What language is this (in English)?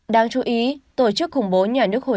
Vietnamese